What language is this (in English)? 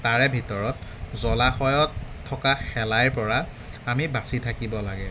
Assamese